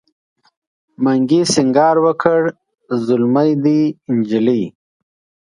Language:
Pashto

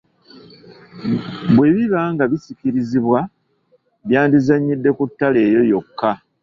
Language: Ganda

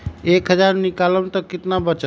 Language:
Magahi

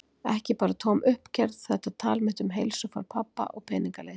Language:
Icelandic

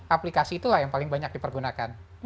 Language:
Indonesian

